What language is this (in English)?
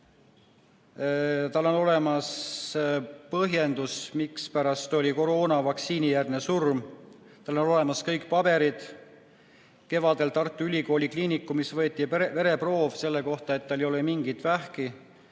Estonian